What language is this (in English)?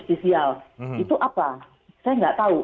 Indonesian